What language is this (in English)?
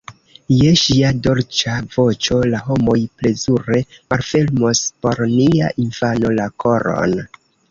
Esperanto